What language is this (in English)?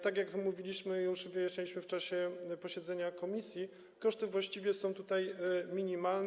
Polish